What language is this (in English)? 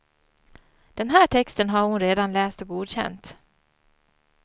Swedish